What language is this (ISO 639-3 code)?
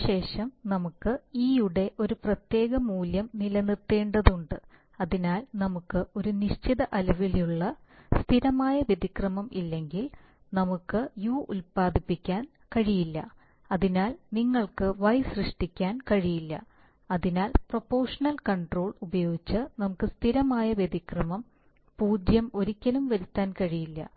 mal